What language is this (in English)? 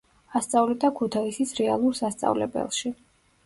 Georgian